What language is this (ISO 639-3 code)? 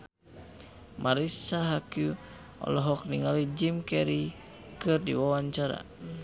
sun